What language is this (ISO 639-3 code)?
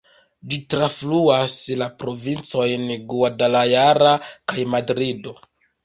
epo